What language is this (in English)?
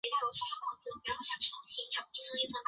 Chinese